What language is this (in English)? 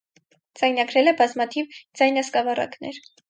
Armenian